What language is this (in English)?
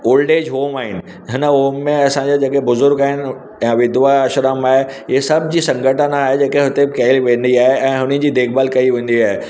Sindhi